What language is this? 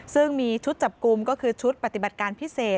Thai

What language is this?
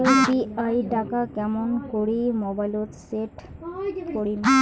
Bangla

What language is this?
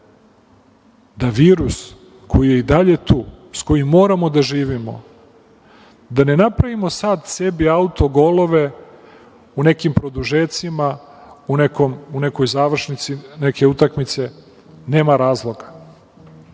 Serbian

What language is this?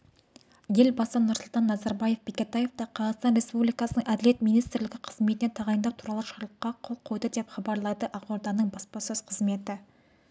Kazakh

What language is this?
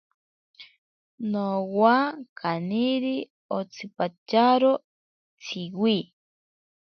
Ashéninka Perené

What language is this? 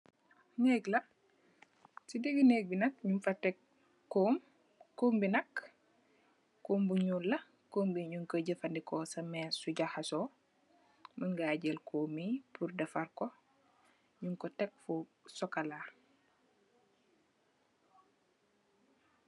Wolof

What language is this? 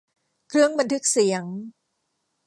Thai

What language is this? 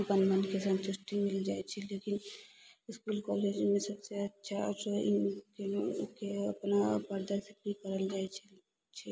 Maithili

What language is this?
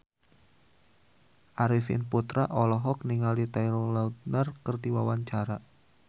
Sundanese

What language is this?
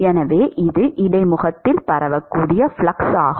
Tamil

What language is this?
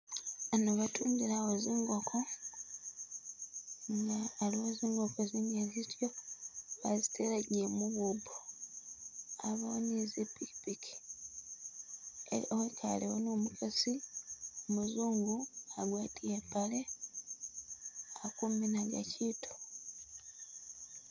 Masaaba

